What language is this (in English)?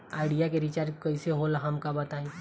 Bhojpuri